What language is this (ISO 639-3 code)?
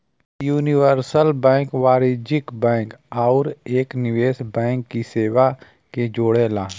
bho